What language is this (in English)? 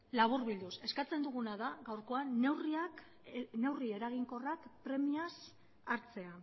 Basque